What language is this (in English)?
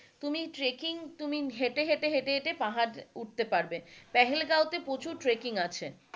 Bangla